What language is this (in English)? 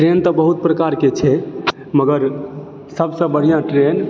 Maithili